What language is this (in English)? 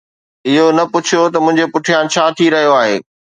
Sindhi